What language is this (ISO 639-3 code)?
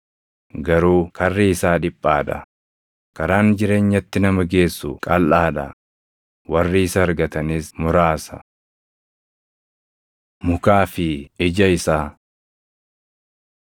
orm